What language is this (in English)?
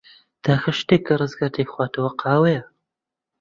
Central Kurdish